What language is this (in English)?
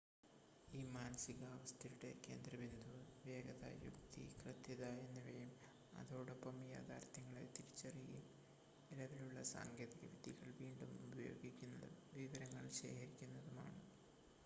Malayalam